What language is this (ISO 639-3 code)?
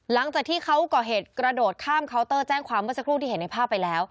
tha